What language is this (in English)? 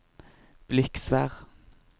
Norwegian